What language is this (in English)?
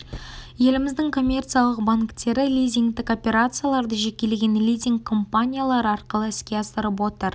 Kazakh